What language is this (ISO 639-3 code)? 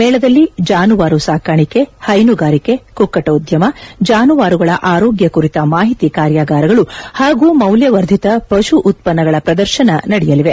kan